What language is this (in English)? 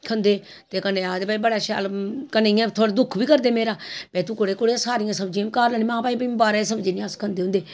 Dogri